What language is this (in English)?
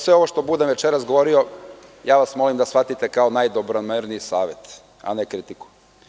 Serbian